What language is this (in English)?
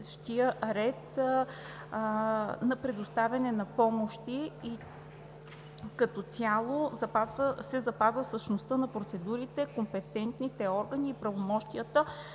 Bulgarian